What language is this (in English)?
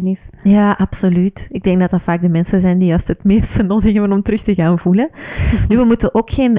Dutch